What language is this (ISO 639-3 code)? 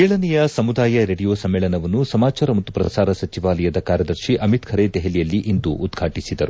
kan